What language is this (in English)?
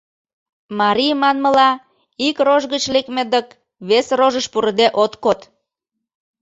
Mari